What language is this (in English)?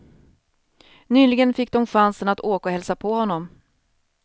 Swedish